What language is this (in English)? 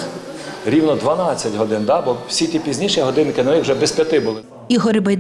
Ukrainian